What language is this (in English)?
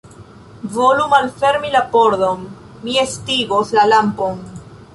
Esperanto